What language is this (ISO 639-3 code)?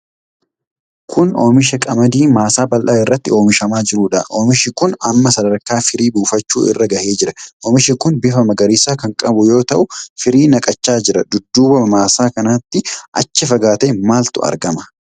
orm